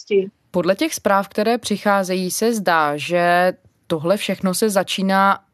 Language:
Czech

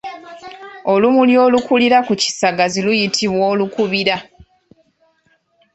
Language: Ganda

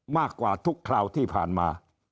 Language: Thai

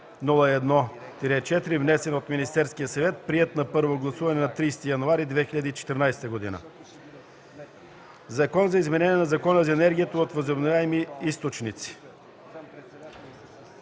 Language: Bulgarian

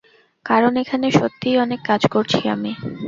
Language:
Bangla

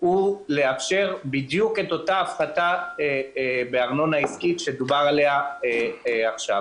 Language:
Hebrew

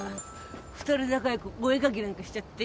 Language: Japanese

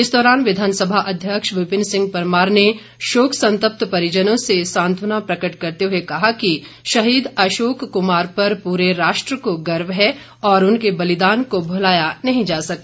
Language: Hindi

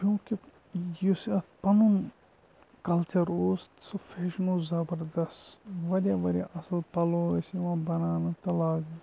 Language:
Kashmiri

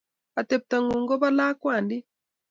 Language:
Kalenjin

